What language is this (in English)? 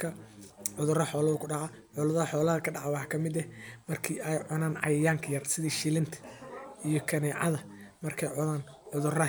Somali